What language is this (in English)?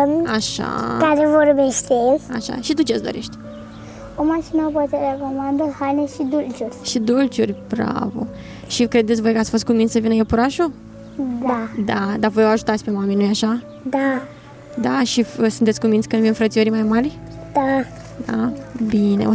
Romanian